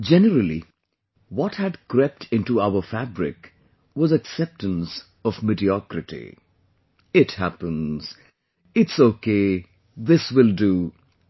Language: English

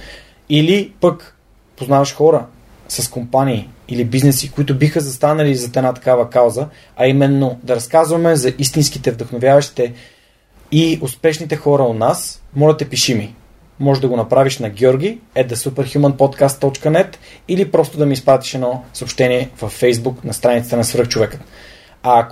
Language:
Bulgarian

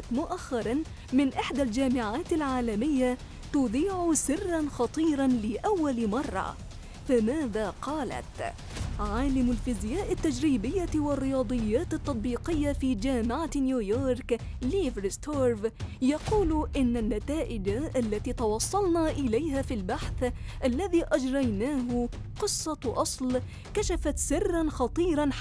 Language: Arabic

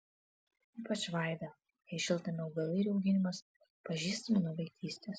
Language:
Lithuanian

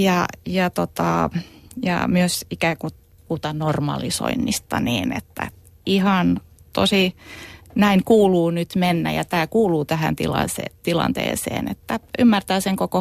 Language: Finnish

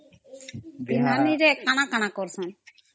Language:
Odia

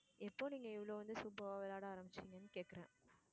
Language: Tamil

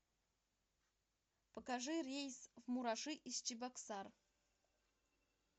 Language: Russian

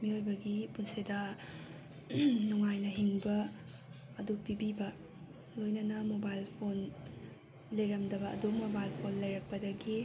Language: Manipuri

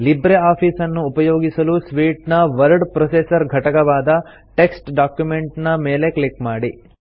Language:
Kannada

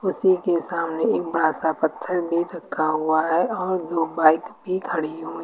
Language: Hindi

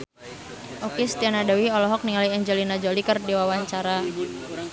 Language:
Sundanese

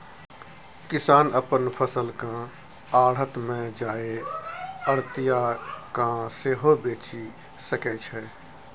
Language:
Maithili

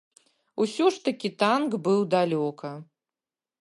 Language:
Belarusian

